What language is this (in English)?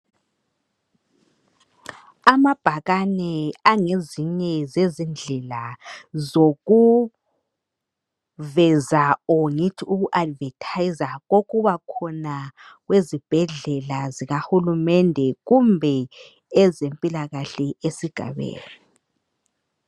North Ndebele